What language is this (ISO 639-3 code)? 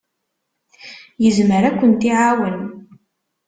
kab